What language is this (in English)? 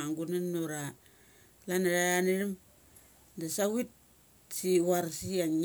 Mali